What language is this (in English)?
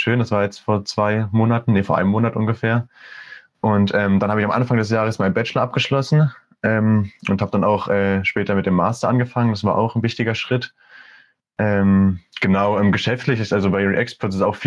German